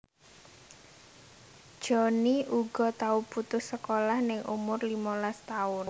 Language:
Javanese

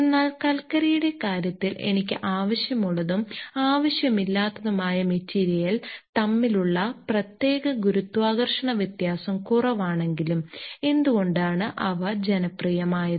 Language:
Malayalam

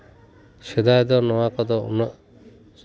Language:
Santali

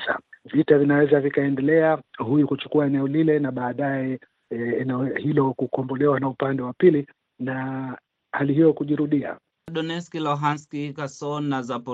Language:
Swahili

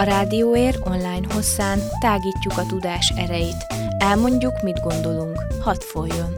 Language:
Hungarian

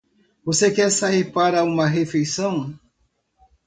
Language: Portuguese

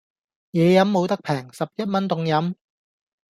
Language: Cantonese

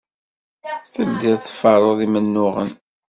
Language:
Kabyle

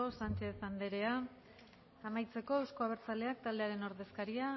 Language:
Basque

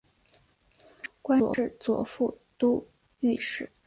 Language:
Chinese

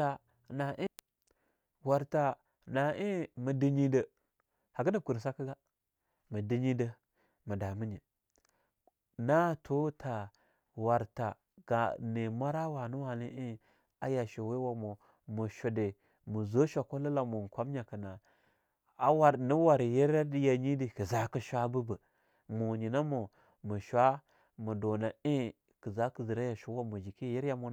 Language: Longuda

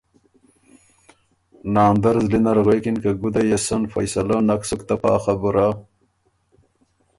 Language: Ormuri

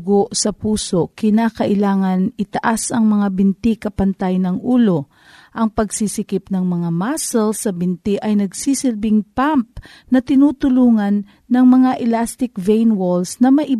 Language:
Filipino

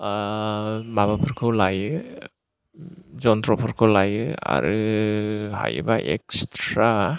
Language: Bodo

